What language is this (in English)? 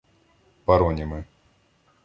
Ukrainian